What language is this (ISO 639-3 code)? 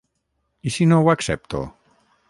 cat